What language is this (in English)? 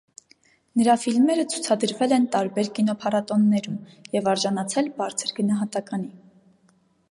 Armenian